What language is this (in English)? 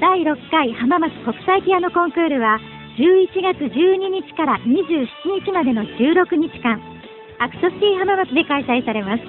Japanese